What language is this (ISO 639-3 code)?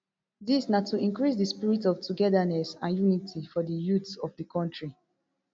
pcm